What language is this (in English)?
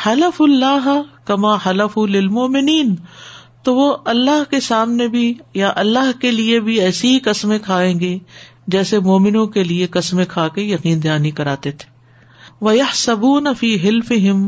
Urdu